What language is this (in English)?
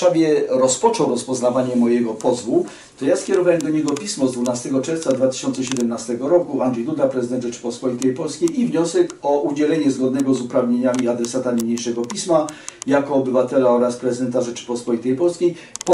Polish